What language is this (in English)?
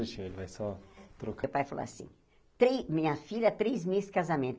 Portuguese